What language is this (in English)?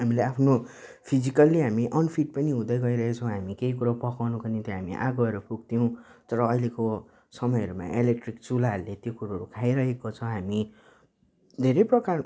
Nepali